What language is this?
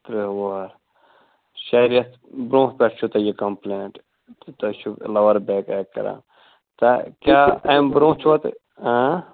Kashmiri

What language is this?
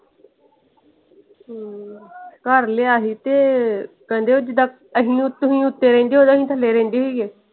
Punjabi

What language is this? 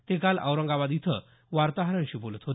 Marathi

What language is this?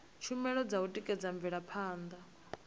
Venda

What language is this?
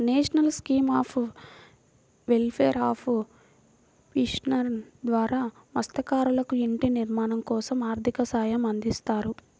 Telugu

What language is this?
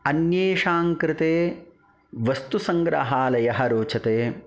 Sanskrit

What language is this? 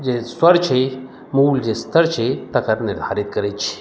Maithili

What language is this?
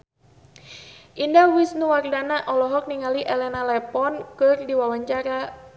Sundanese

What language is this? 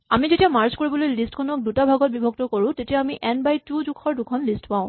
Assamese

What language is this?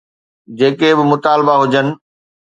Sindhi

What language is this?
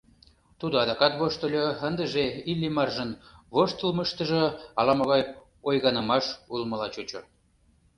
Mari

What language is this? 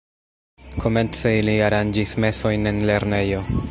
Esperanto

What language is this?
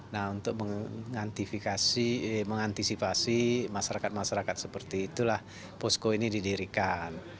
Indonesian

